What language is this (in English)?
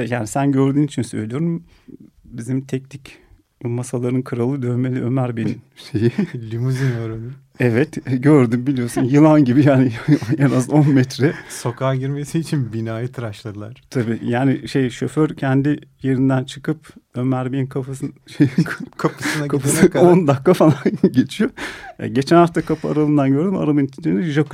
Turkish